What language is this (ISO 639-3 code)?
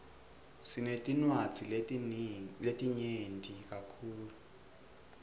ssw